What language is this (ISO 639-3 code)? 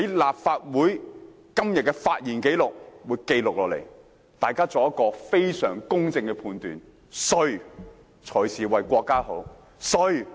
yue